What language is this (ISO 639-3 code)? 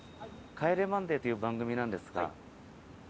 jpn